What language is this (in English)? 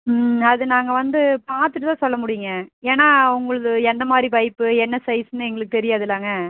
Tamil